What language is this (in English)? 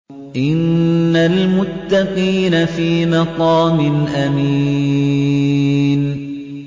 Arabic